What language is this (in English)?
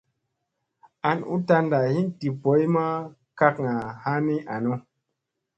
Musey